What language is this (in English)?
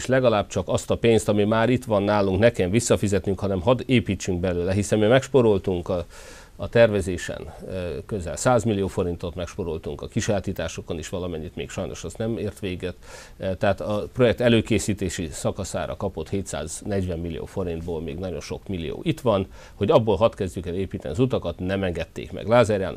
Hungarian